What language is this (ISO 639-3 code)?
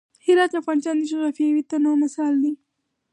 pus